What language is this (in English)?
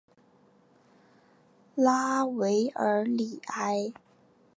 Chinese